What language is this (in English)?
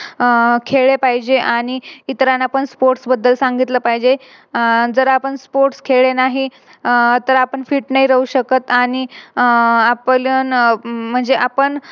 Marathi